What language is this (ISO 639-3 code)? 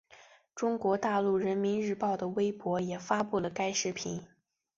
zho